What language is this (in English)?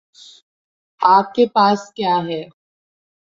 Urdu